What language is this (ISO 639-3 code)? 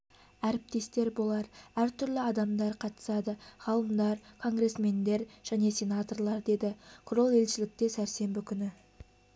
kaz